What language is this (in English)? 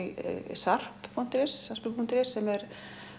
Icelandic